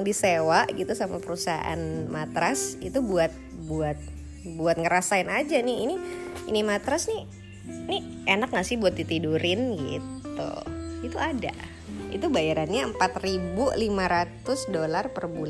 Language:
Indonesian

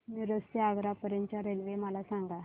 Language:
Marathi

